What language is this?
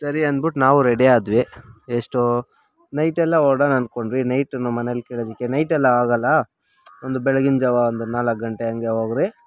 Kannada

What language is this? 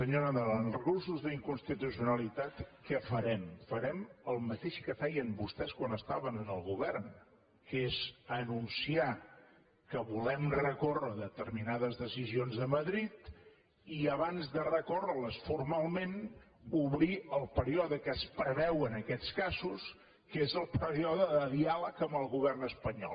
Catalan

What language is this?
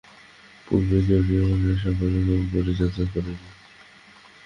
Bangla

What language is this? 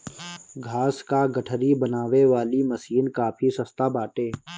Bhojpuri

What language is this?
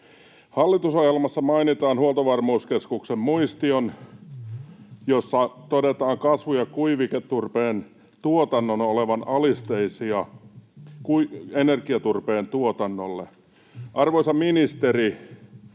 Finnish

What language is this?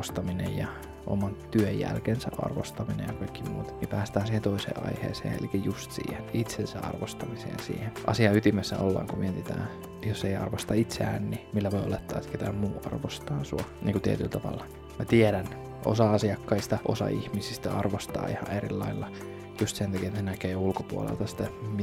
Finnish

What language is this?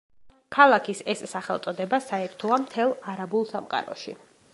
Georgian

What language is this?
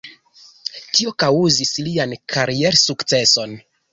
Esperanto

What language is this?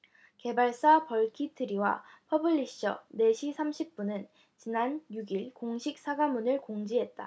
Korean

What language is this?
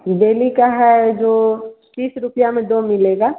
Hindi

